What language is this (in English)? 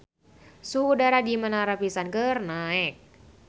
Sundanese